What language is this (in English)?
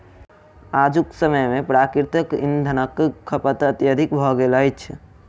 Maithili